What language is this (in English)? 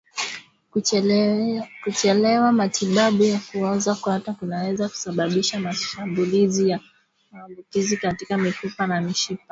Swahili